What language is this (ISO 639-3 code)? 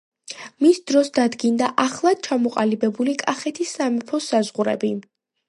kat